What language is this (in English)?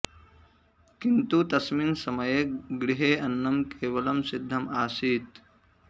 Sanskrit